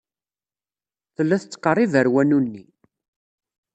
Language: Kabyle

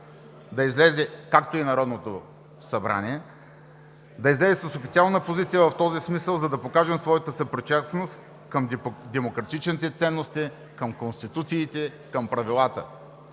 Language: Bulgarian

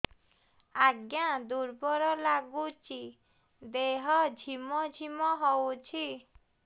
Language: Odia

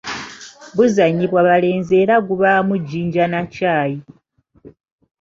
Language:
Ganda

